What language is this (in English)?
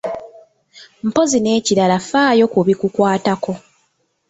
Ganda